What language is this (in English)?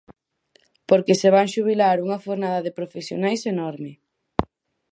Galician